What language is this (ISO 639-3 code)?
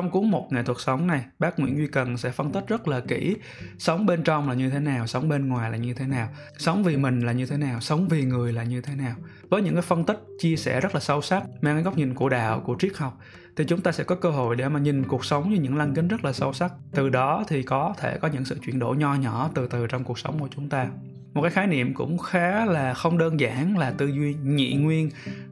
vie